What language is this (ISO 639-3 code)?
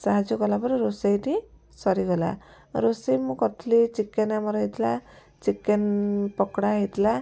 ori